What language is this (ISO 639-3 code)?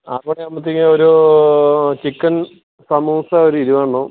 mal